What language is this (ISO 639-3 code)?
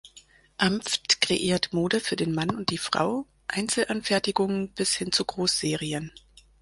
deu